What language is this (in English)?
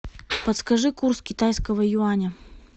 Russian